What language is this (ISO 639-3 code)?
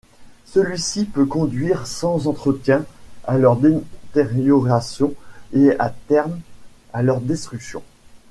fra